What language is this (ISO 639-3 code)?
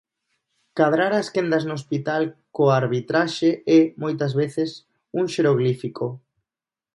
glg